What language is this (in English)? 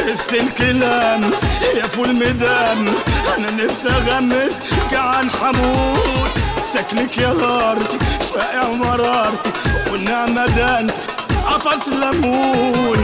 Arabic